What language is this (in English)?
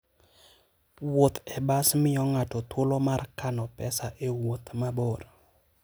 Luo (Kenya and Tanzania)